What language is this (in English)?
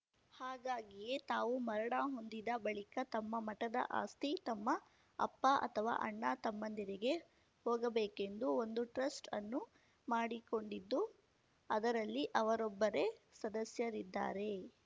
Kannada